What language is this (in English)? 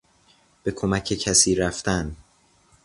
Persian